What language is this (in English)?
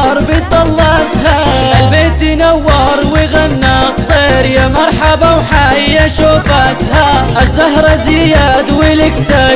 Arabic